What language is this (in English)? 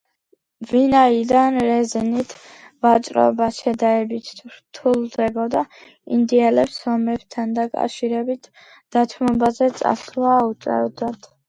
Georgian